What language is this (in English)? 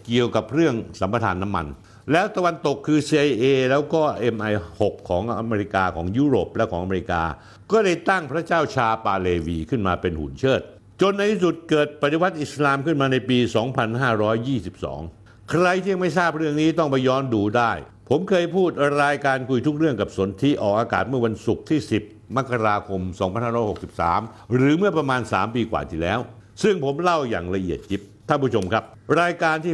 Thai